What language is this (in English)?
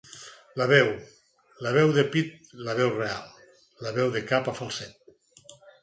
Catalan